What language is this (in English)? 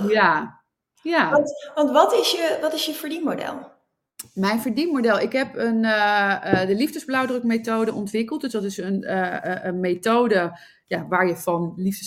Dutch